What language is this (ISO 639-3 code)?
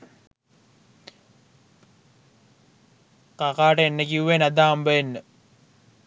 sin